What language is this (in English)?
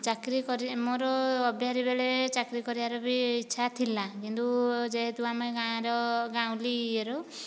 Odia